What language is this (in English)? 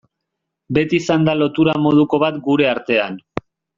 Basque